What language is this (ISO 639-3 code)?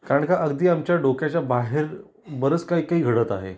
mar